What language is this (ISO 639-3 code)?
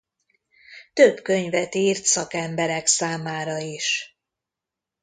hun